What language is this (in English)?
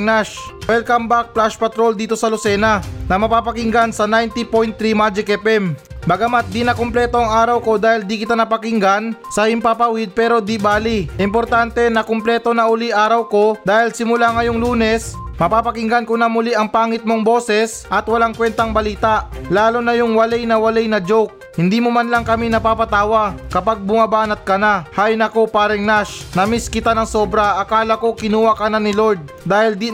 Filipino